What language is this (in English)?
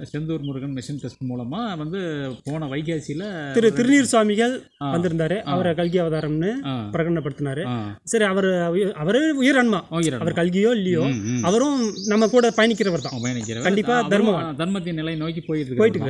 Arabic